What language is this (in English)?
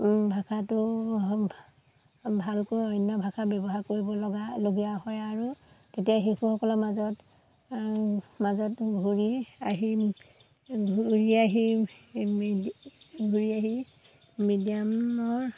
Assamese